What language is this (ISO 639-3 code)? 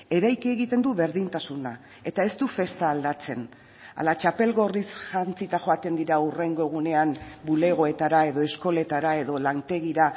eus